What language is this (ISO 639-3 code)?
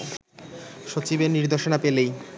ben